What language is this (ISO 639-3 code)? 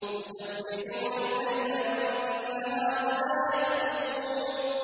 ara